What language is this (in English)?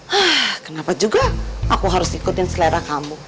Indonesian